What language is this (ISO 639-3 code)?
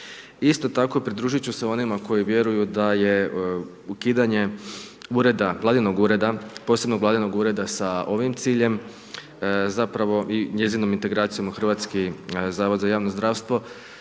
hrv